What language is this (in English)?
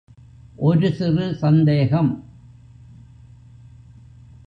Tamil